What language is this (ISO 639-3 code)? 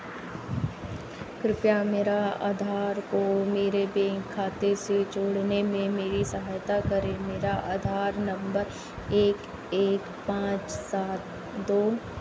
hin